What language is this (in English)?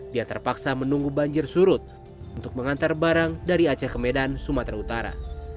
Indonesian